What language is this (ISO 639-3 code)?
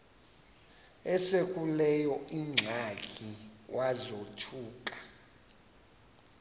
xho